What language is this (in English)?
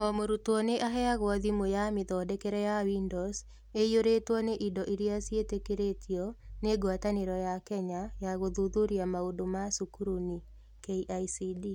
Kikuyu